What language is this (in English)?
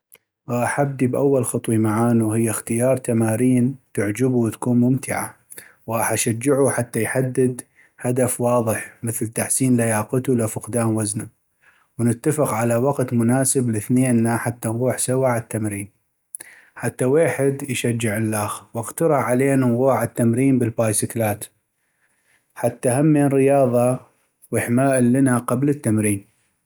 North Mesopotamian Arabic